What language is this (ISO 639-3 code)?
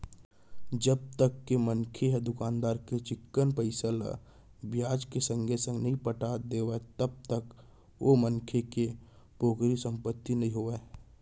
hne